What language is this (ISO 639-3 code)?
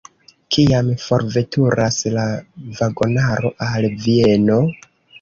epo